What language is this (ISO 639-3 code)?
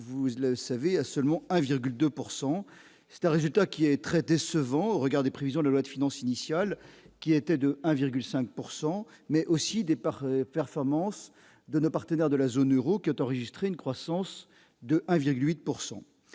fra